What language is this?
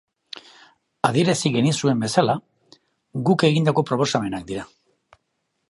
Basque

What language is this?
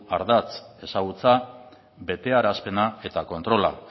Basque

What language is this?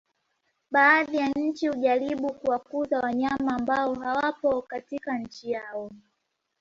Swahili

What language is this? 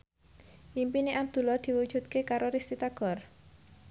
Javanese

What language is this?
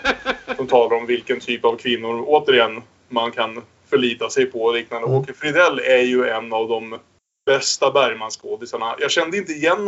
Swedish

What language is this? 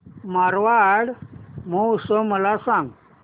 Marathi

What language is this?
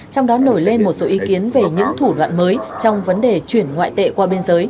Vietnamese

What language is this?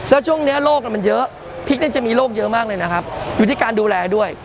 Thai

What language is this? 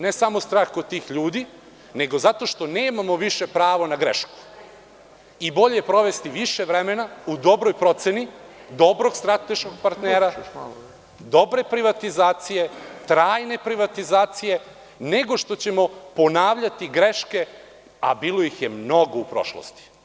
Serbian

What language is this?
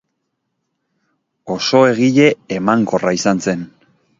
Basque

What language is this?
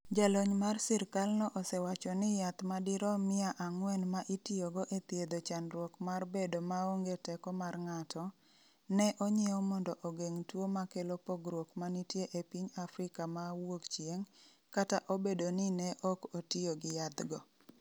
Luo (Kenya and Tanzania)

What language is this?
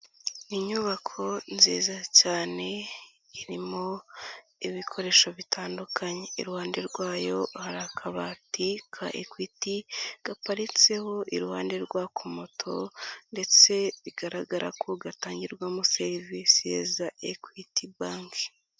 Kinyarwanda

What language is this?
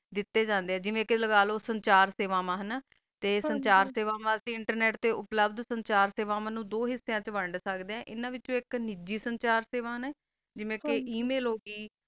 Punjabi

